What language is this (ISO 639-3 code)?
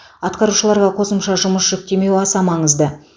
kaz